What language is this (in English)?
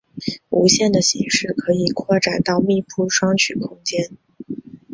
Chinese